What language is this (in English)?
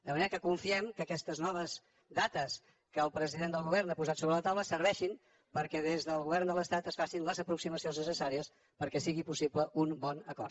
Catalan